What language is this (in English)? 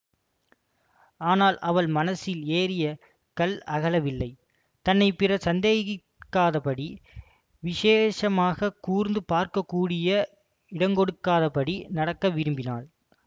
Tamil